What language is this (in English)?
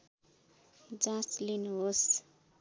Nepali